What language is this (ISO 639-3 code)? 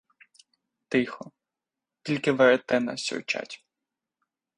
ukr